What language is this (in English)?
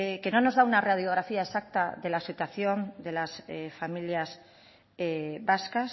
Spanish